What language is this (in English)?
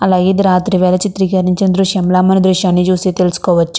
Telugu